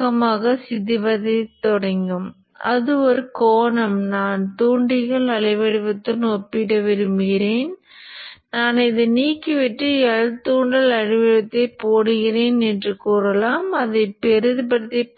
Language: Tamil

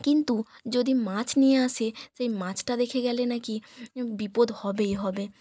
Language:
Bangla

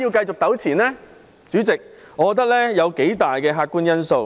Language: Cantonese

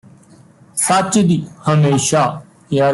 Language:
Punjabi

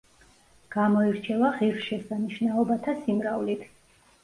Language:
Georgian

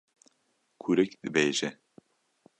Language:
Kurdish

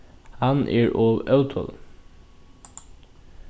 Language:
Faroese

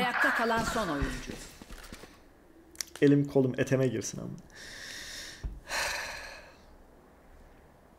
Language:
Turkish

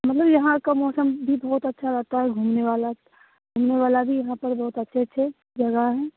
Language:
Hindi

